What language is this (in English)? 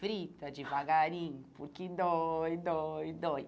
Portuguese